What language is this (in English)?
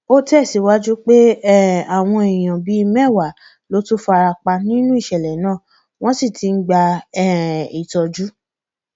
Yoruba